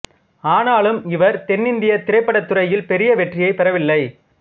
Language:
Tamil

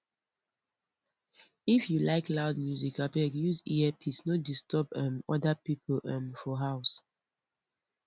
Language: Nigerian Pidgin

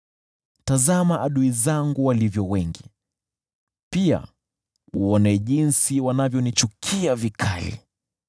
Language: Swahili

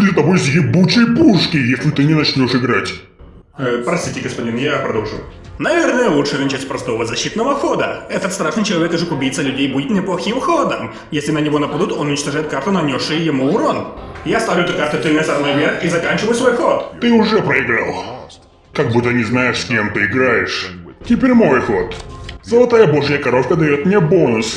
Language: Russian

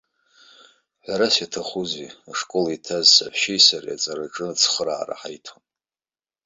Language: Abkhazian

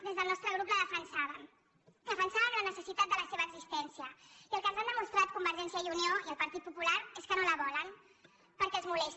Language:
Catalan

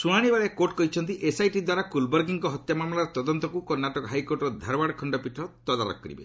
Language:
Odia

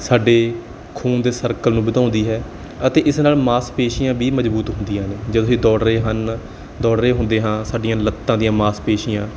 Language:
Punjabi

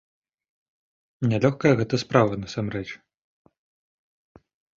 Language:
Belarusian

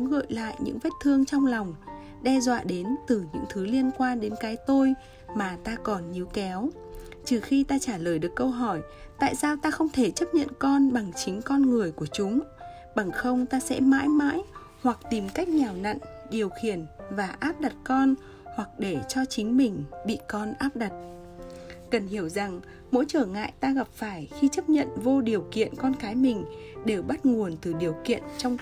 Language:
Vietnamese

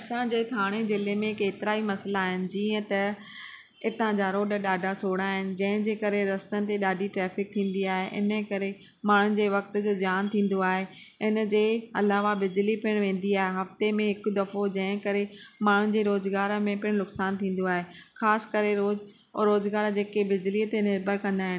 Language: Sindhi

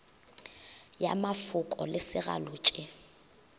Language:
Northern Sotho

